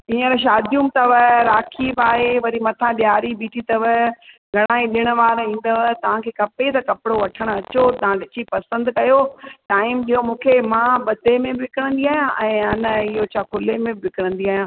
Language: Sindhi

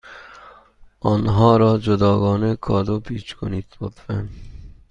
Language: Persian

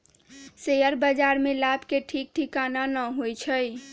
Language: Magahi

